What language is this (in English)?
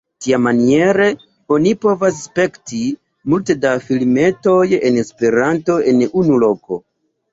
Esperanto